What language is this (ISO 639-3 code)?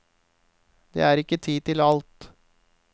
nor